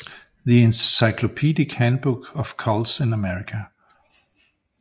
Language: Danish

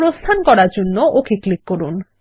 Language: Bangla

